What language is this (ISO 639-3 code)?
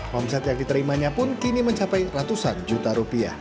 ind